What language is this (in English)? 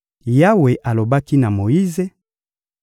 Lingala